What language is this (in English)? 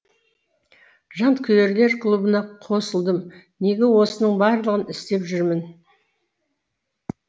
Kazakh